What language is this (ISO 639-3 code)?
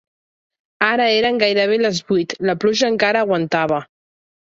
cat